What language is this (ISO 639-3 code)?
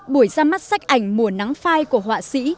vie